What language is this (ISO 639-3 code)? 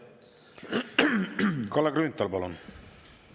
est